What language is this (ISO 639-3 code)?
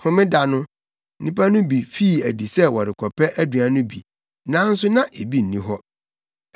aka